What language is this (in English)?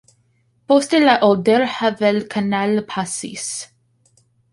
Esperanto